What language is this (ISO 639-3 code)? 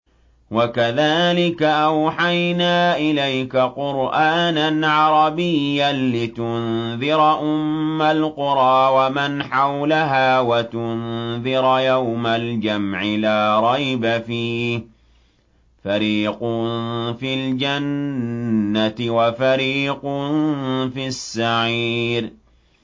ara